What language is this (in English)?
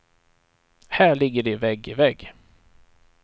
Swedish